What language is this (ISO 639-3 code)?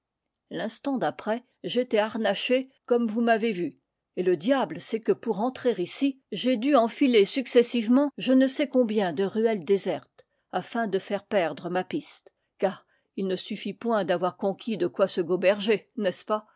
fra